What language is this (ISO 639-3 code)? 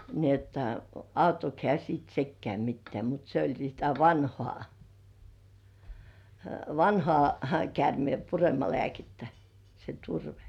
fin